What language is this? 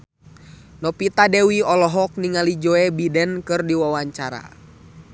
Sundanese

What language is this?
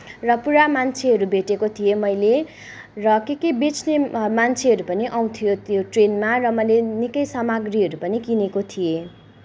Nepali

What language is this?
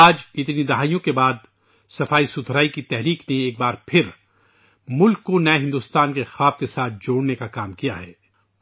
Urdu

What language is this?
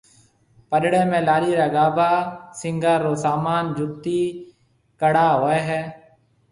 Marwari (Pakistan)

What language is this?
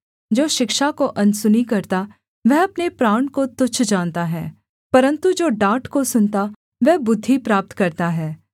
Hindi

